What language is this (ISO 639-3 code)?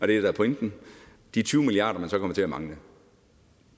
dan